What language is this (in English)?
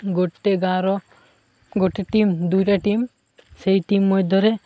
Odia